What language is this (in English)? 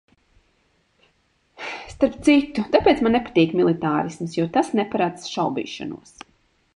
Latvian